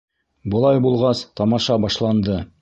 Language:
Bashkir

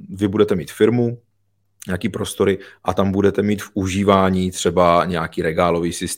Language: Czech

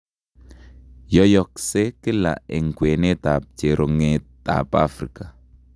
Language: Kalenjin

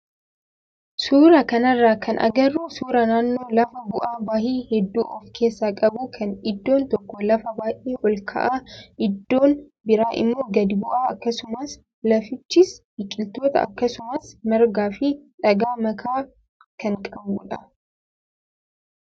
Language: Oromo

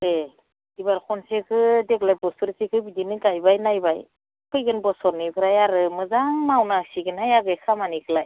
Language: Bodo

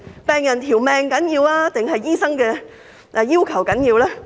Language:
Cantonese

